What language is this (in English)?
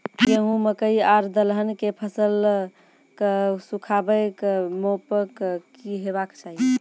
Maithili